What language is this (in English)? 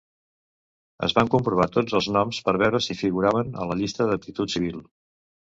Catalan